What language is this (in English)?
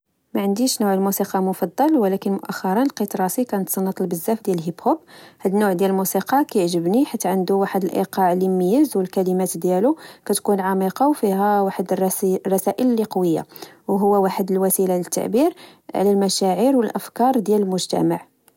Moroccan Arabic